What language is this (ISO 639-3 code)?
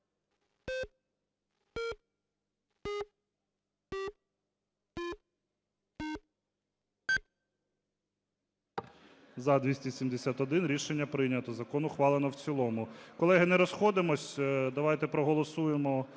ukr